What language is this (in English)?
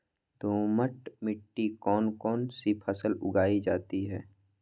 Magahi